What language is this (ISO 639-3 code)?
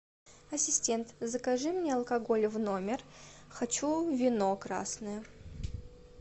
rus